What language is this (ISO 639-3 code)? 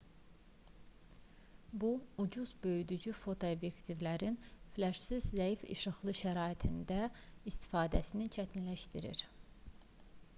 aze